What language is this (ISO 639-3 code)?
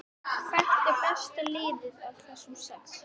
isl